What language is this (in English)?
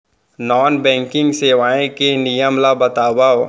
Chhattisgarhi